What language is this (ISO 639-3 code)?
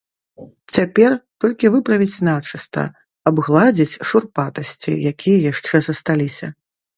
bel